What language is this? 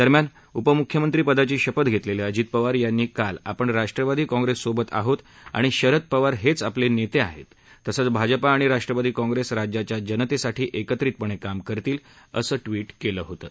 Marathi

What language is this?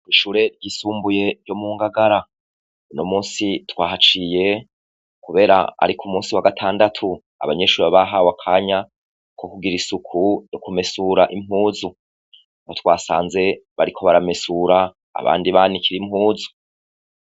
Rundi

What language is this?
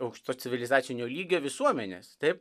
Lithuanian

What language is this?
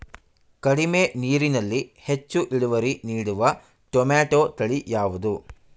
Kannada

